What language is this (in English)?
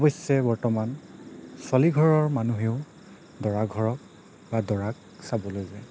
Assamese